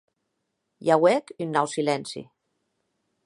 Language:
Occitan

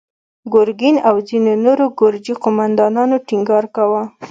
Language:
Pashto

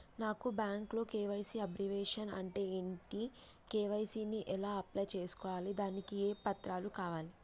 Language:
Telugu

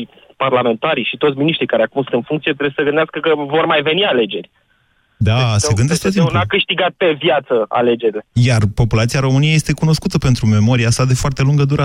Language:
Romanian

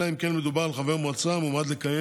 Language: Hebrew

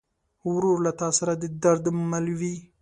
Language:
Pashto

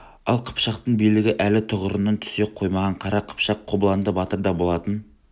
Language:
Kazakh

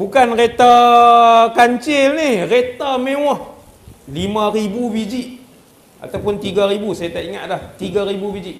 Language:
Malay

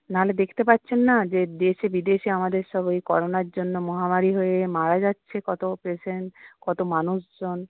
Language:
Bangla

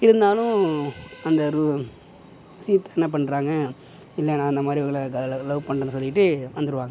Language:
Tamil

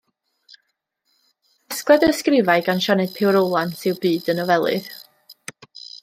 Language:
Welsh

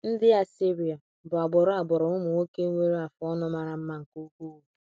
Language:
Igbo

